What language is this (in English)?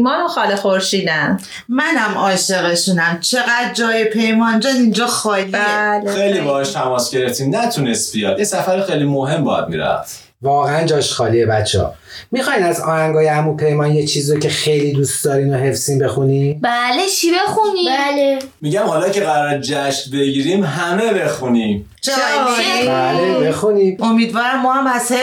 Persian